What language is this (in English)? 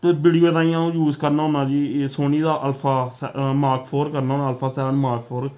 Dogri